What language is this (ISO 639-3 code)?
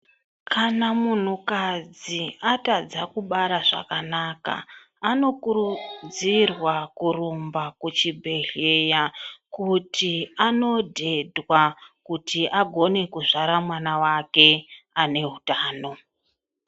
ndc